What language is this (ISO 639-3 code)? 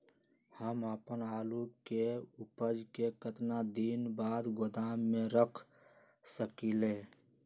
mag